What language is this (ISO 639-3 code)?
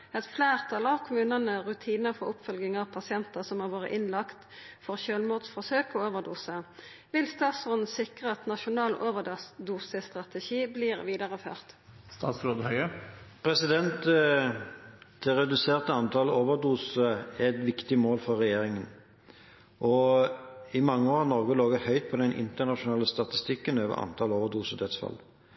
nor